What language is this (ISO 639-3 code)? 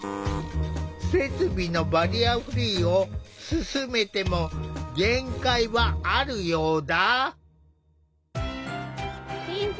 jpn